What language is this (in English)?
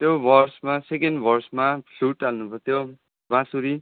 Nepali